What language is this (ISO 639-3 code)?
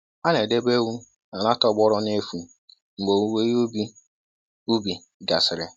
ibo